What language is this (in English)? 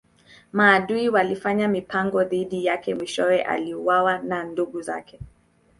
Swahili